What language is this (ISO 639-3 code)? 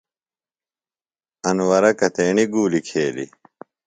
phl